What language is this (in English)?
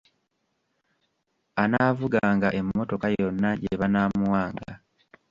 Ganda